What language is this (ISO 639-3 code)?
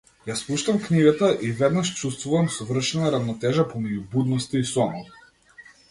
mkd